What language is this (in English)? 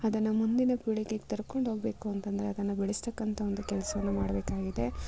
Kannada